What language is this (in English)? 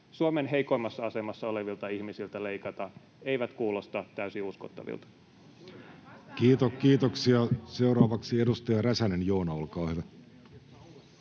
Finnish